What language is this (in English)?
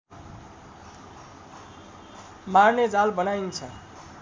Nepali